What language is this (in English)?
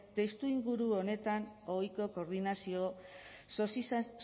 Basque